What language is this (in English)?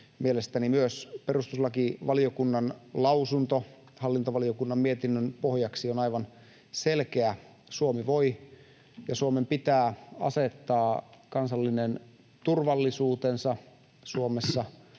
Finnish